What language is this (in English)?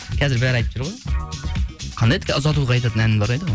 Kazakh